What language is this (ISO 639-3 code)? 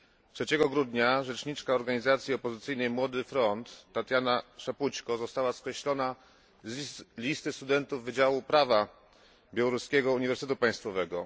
pol